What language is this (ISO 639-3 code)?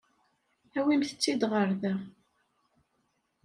kab